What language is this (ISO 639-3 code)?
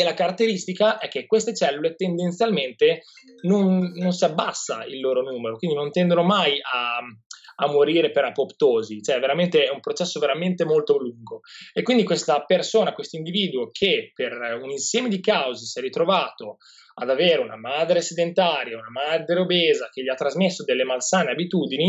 ita